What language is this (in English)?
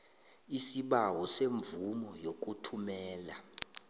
South Ndebele